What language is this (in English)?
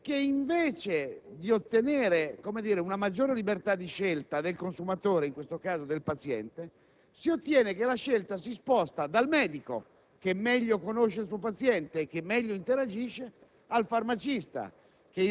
Italian